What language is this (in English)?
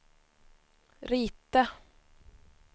Swedish